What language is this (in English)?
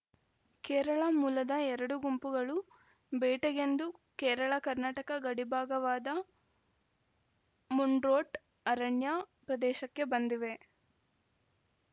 Kannada